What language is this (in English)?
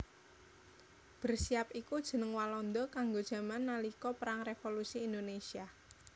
Javanese